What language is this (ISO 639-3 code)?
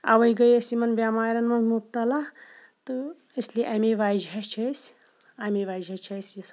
kas